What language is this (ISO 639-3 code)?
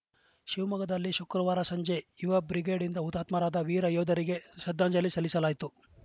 kan